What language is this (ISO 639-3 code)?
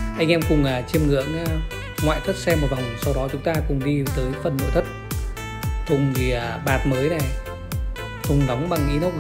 vie